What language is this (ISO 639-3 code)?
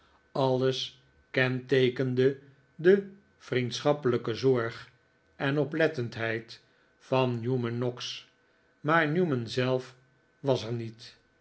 nld